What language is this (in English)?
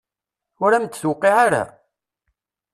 Kabyle